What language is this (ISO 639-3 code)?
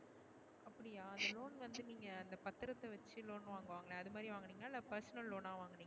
tam